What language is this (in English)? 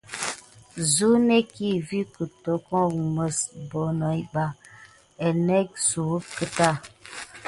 Gidar